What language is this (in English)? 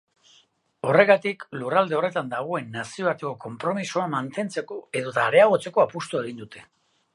Basque